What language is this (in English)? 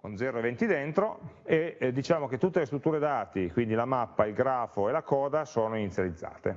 Italian